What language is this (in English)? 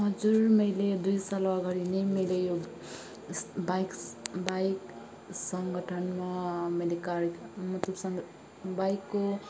Nepali